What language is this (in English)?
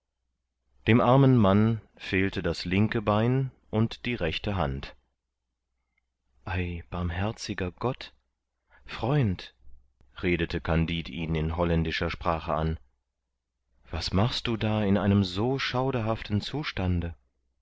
German